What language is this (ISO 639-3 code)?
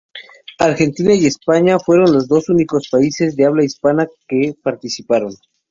spa